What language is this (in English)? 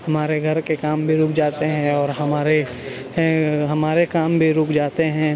Urdu